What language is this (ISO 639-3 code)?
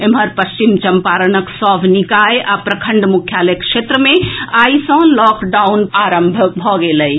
mai